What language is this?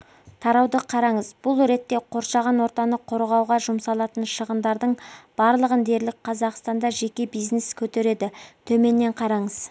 Kazakh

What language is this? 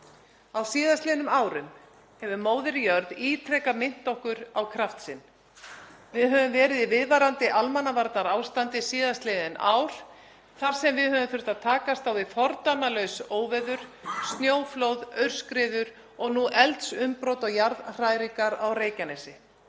Icelandic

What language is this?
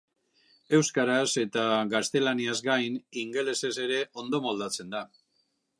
Basque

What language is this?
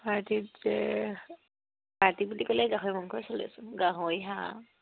Assamese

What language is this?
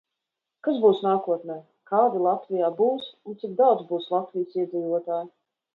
Latvian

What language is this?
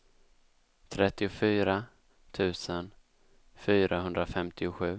Swedish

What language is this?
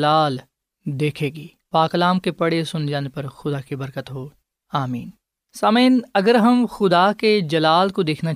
Urdu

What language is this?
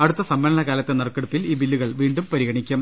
Malayalam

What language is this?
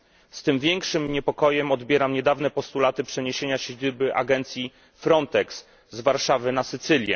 Polish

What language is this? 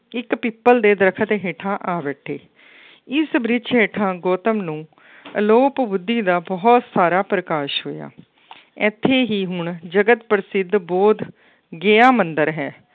Punjabi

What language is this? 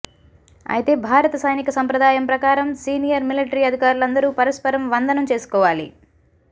Telugu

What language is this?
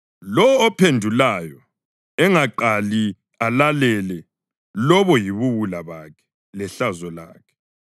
North Ndebele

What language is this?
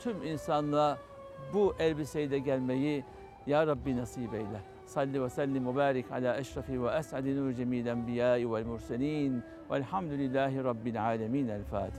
Turkish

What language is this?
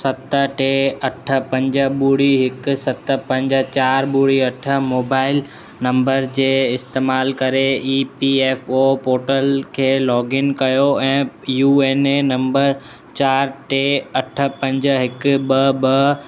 Sindhi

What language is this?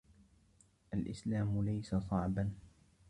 Arabic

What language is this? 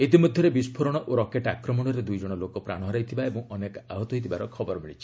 Odia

